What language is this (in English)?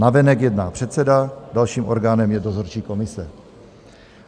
Czech